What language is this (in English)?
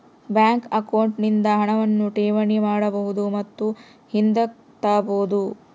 Kannada